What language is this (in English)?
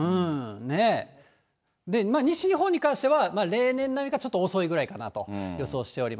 Japanese